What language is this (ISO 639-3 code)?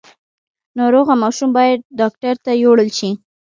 pus